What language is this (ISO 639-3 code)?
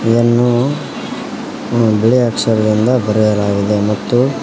kan